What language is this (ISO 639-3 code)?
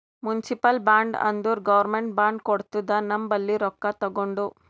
kan